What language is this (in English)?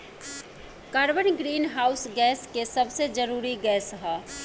Bhojpuri